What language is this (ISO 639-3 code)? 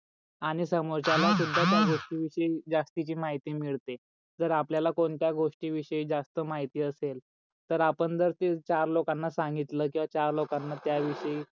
mar